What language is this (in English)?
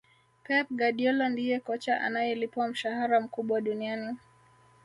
Swahili